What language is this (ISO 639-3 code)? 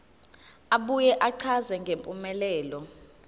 zul